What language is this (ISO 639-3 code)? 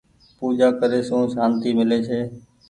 gig